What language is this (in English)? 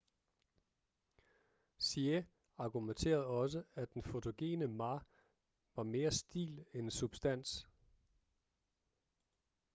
Danish